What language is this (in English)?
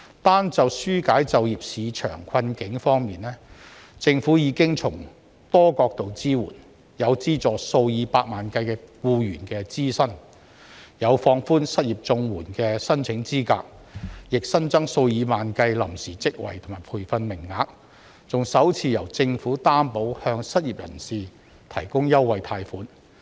Cantonese